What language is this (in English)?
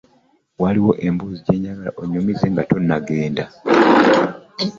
Ganda